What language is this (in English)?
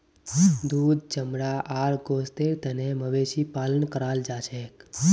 Magahi